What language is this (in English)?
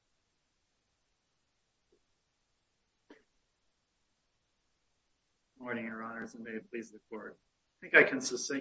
English